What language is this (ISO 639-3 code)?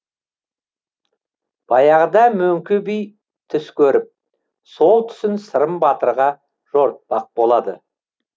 kaz